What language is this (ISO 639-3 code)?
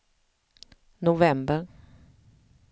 swe